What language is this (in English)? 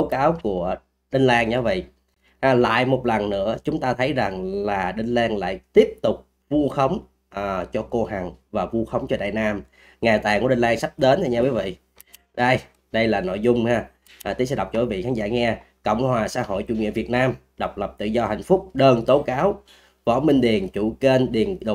Vietnamese